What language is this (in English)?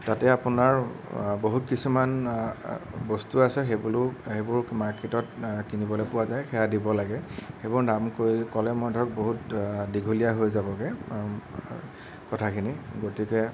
Assamese